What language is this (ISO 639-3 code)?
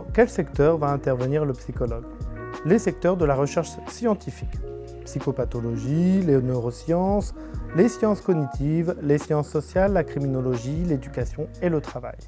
fra